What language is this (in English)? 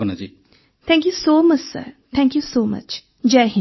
Odia